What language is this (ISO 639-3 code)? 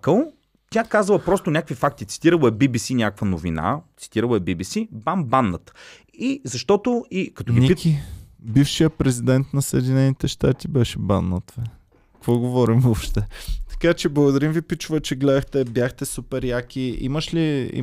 bul